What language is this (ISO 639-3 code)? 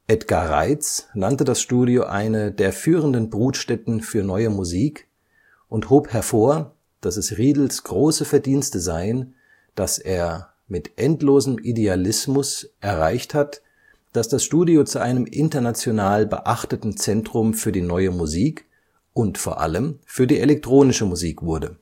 deu